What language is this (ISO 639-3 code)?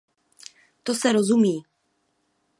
ces